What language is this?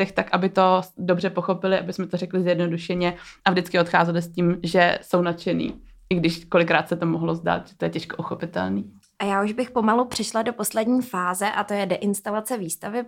Czech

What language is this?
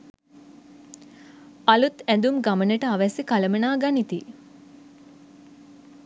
Sinhala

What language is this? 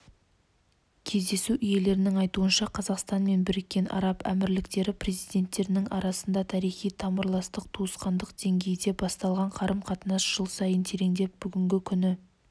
Kazakh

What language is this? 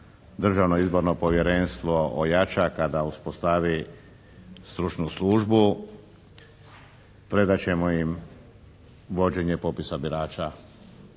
Croatian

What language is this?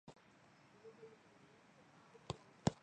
Chinese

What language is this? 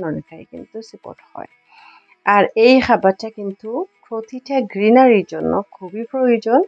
Arabic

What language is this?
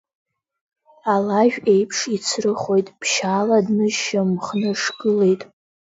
Abkhazian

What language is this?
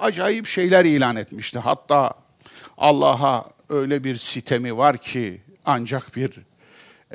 Turkish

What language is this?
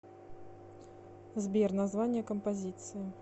Russian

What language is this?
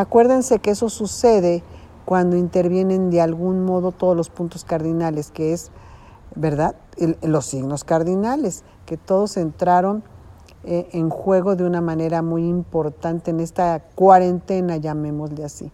Spanish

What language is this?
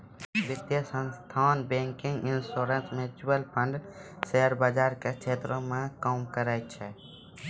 Maithili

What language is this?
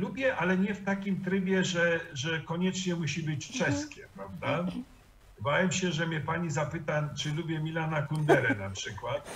Polish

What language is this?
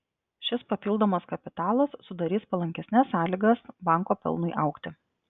Lithuanian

